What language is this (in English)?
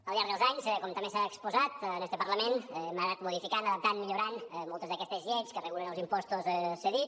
Catalan